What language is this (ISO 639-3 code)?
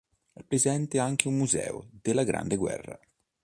ita